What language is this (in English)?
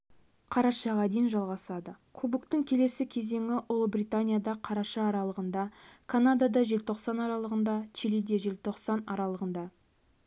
Kazakh